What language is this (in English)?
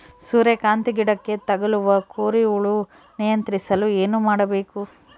Kannada